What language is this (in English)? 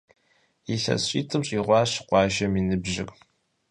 Kabardian